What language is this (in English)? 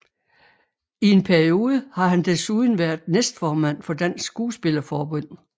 Danish